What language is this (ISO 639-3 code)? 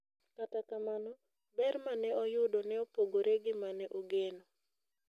luo